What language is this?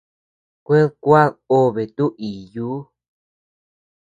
Tepeuxila Cuicatec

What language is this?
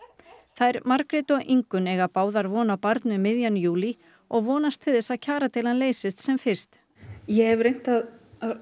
Icelandic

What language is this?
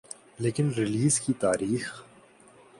Urdu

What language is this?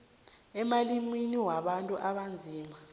South Ndebele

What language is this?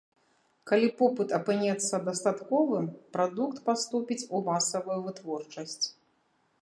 Belarusian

